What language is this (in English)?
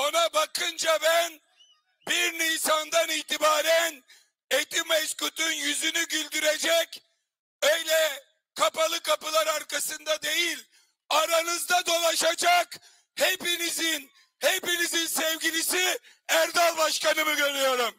Turkish